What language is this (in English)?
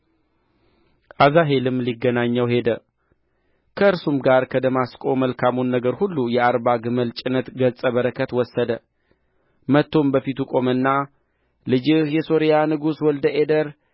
Amharic